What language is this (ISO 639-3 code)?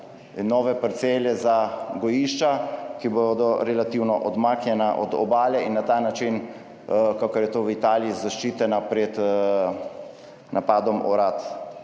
slv